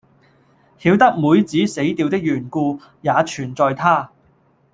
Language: Cantonese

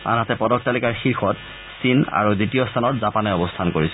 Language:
Assamese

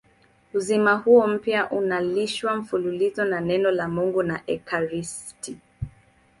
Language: Swahili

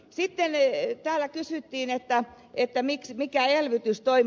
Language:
Finnish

